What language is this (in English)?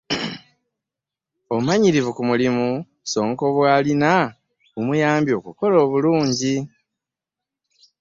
Ganda